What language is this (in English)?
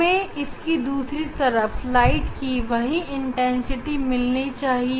Hindi